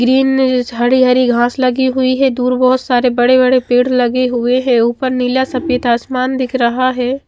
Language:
Hindi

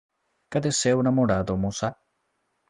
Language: Portuguese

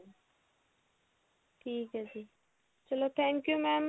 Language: Punjabi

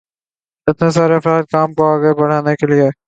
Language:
Urdu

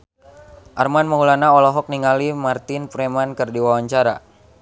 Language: Sundanese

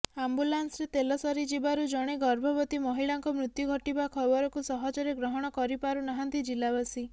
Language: Odia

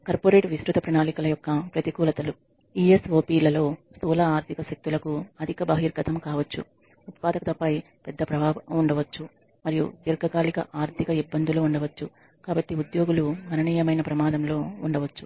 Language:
Telugu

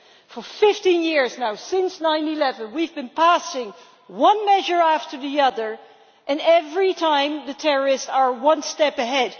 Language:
English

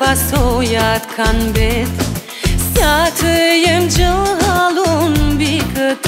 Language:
Romanian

